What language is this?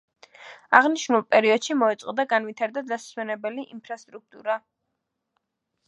Georgian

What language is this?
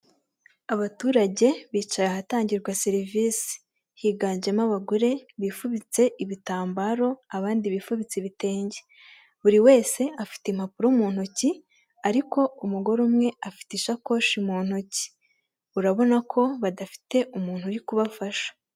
Kinyarwanda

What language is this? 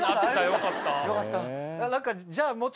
Japanese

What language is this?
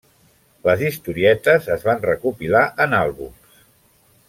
Catalan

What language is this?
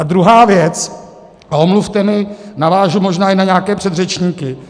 Czech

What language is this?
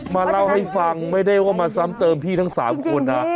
Thai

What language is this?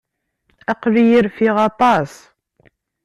Kabyle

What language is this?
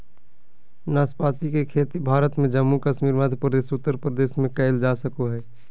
Magahi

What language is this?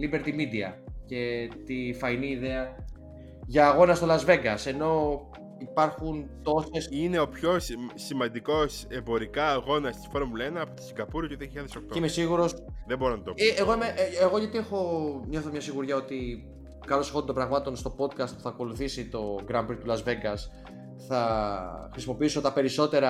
Greek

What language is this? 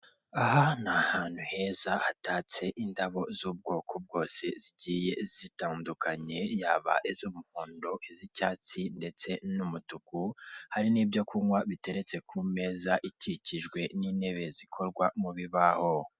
Kinyarwanda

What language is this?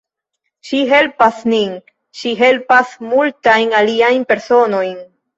Esperanto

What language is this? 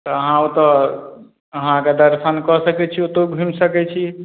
Maithili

